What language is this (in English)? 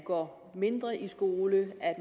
Danish